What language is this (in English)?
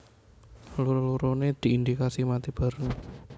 Javanese